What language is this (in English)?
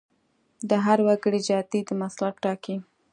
Pashto